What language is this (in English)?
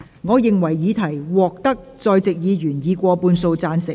Cantonese